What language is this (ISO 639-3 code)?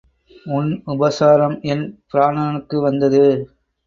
tam